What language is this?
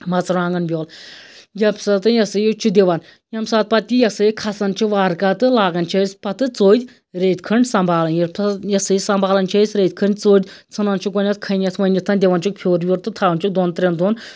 Kashmiri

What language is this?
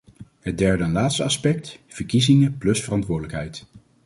Dutch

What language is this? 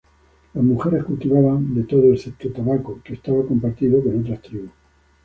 Spanish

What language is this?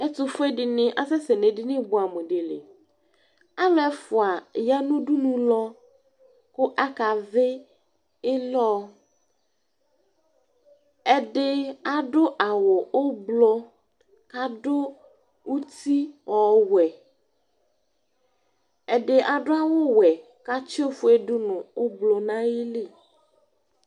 Ikposo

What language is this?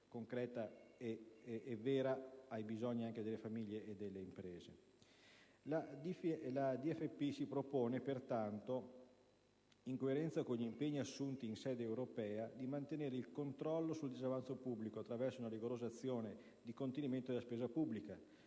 Italian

